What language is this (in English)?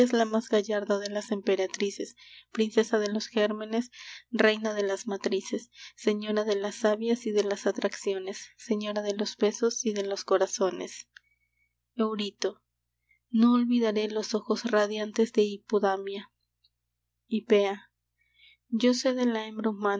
Spanish